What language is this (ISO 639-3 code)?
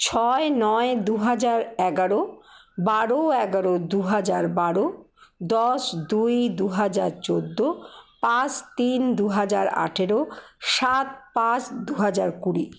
ben